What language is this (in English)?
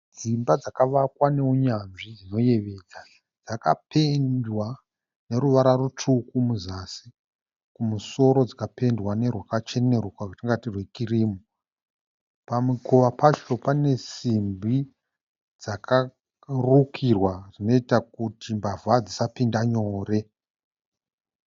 Shona